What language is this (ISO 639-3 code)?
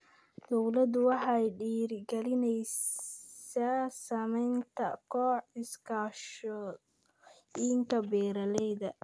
som